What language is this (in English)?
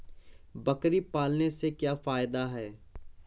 Hindi